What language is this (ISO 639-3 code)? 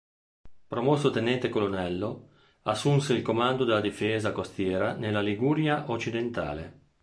ita